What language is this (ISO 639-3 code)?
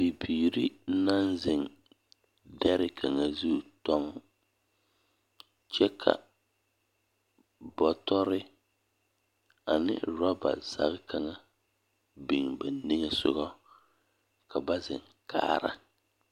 dga